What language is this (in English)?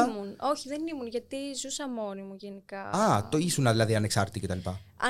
Greek